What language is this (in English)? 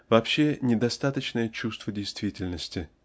Russian